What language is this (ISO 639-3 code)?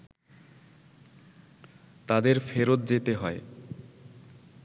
ben